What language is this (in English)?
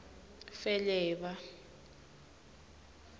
Swati